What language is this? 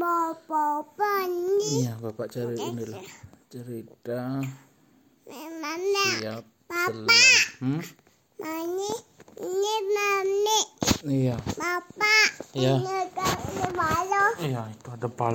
Indonesian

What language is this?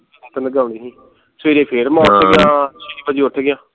Punjabi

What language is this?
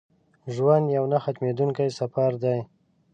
Pashto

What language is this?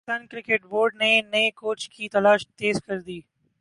Urdu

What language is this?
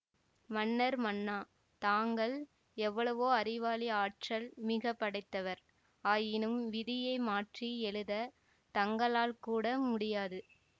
Tamil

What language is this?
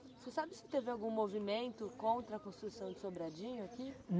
Portuguese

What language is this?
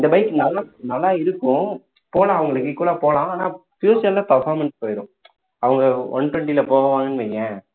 Tamil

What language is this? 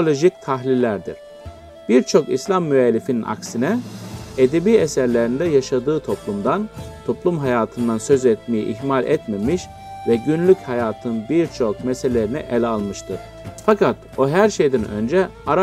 Turkish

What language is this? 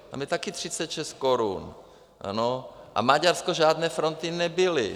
Czech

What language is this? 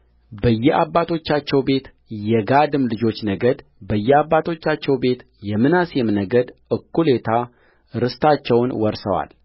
Amharic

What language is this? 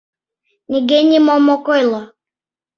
Mari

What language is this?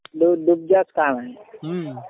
Marathi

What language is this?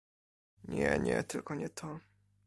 Polish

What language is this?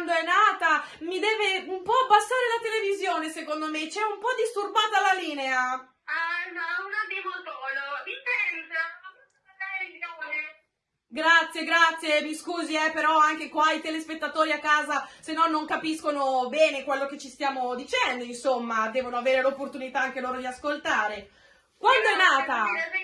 Italian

